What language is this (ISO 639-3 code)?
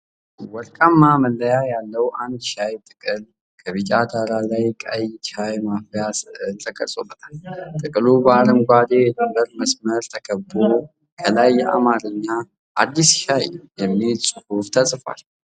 amh